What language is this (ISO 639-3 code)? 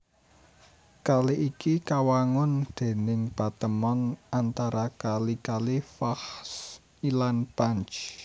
jav